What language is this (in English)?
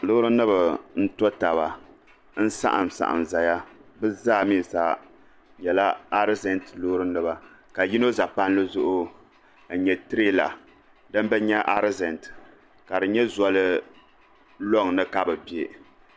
Dagbani